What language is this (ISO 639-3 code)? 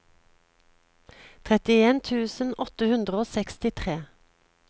nor